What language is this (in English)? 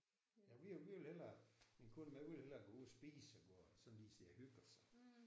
Danish